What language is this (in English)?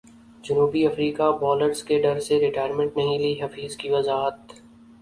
Urdu